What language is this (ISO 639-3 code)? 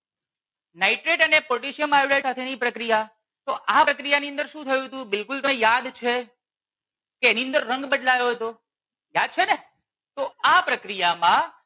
guj